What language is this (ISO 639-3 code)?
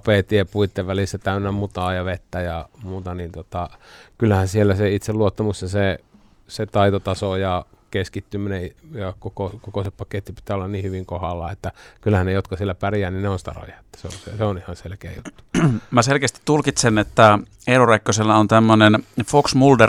fin